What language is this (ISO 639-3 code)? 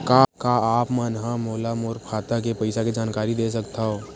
hne